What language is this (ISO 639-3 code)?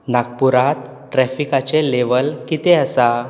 kok